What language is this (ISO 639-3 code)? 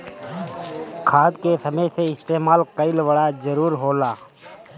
bho